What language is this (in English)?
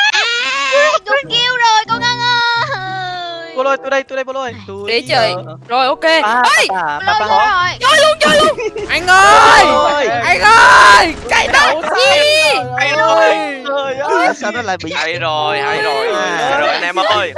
Vietnamese